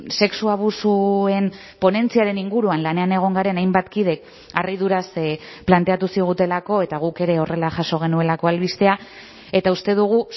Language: Basque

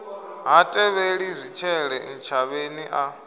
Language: Venda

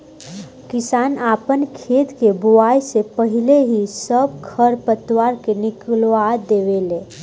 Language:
Bhojpuri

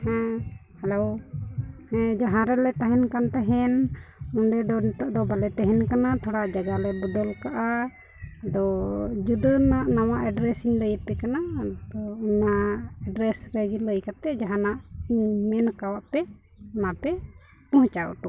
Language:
Santali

